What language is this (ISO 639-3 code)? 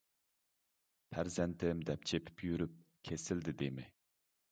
uig